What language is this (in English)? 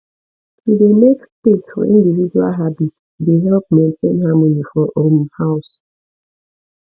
Nigerian Pidgin